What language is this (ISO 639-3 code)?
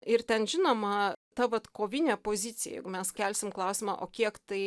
lit